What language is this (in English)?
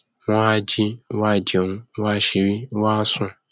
Yoruba